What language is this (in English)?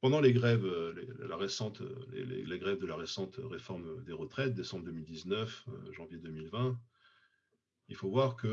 French